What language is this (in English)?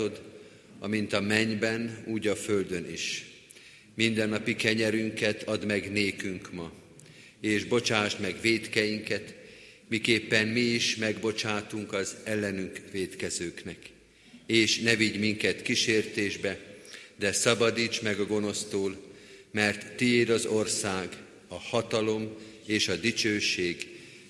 Hungarian